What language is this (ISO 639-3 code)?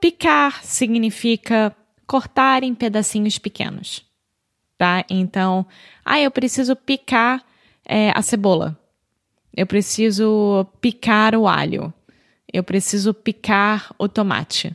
por